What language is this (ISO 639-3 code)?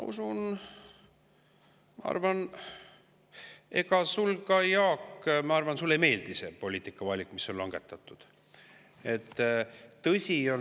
est